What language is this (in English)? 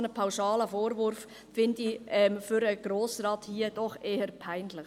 Swiss German